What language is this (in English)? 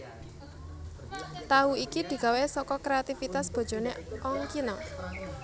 Javanese